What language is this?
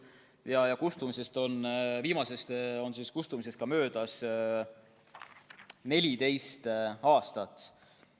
Estonian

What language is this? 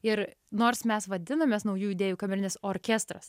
Lithuanian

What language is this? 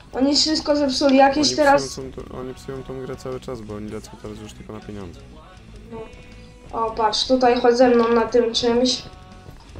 Polish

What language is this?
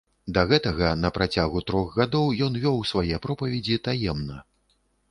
Belarusian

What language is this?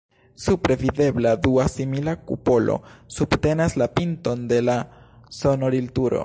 Esperanto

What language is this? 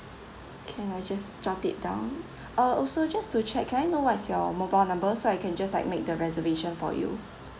English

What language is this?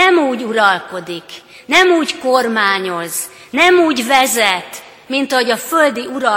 Hungarian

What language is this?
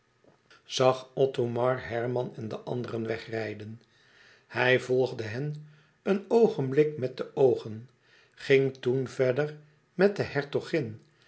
Dutch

